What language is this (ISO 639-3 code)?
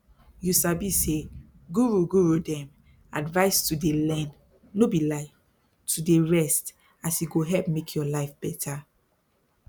pcm